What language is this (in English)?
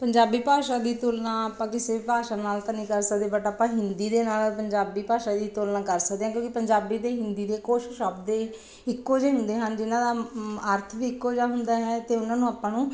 Punjabi